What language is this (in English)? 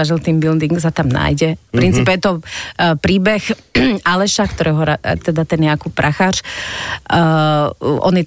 Slovak